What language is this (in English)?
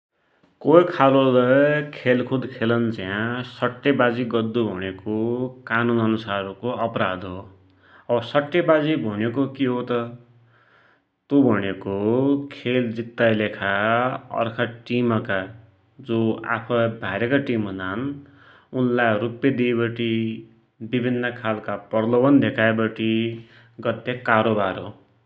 Dotyali